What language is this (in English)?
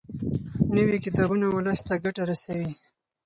Pashto